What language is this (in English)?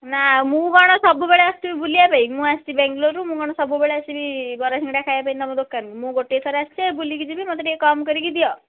Odia